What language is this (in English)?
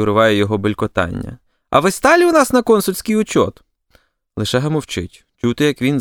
Ukrainian